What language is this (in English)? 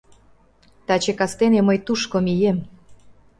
Mari